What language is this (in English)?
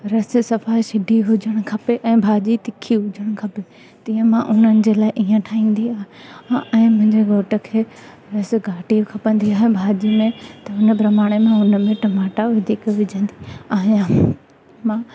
Sindhi